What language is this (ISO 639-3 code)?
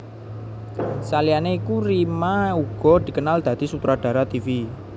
jav